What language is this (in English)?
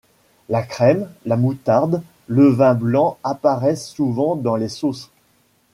French